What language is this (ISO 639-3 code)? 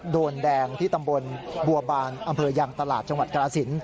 tha